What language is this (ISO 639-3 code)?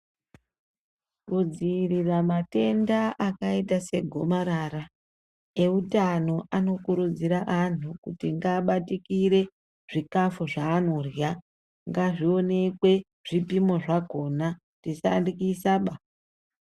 ndc